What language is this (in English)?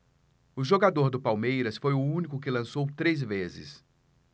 Portuguese